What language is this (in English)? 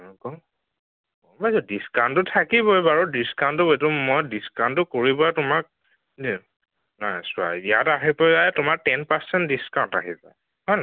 Assamese